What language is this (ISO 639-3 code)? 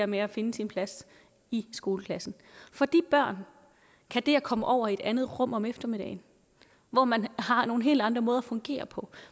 dan